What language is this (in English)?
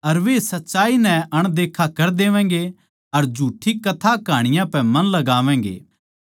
Haryanvi